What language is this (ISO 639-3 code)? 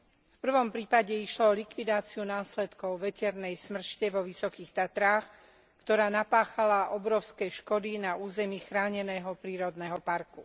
slk